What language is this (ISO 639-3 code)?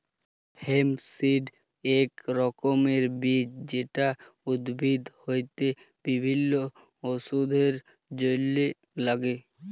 ben